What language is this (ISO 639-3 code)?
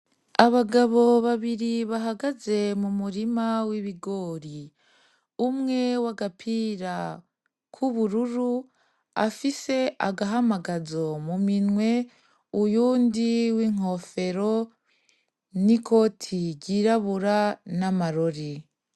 run